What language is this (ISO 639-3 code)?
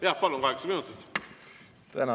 est